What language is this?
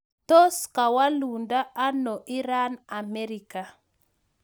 Kalenjin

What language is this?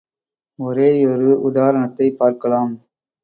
Tamil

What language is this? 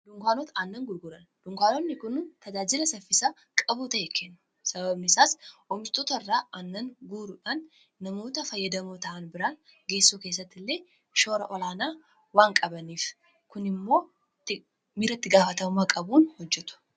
Oromo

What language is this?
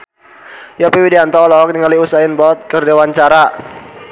Sundanese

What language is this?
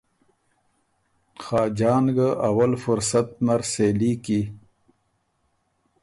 Ormuri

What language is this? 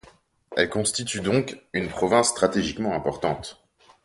French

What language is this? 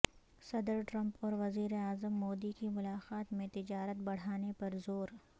Urdu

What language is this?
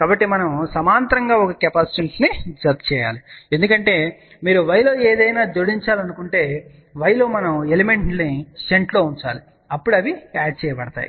Telugu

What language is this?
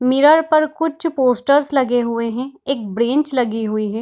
Hindi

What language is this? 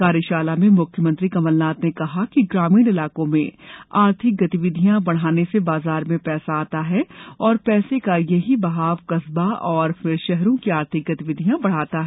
Hindi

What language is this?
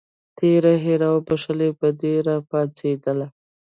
Pashto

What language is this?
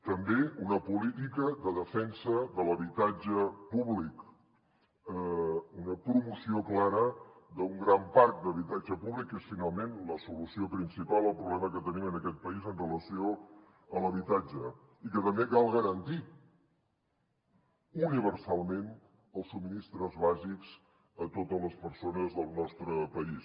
Catalan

